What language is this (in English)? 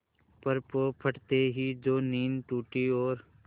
Hindi